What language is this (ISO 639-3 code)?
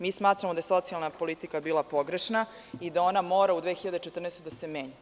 srp